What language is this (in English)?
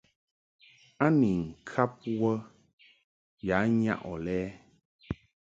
Mungaka